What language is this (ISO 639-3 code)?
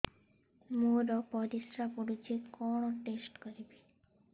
ori